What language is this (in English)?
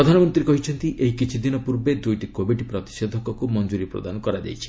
Odia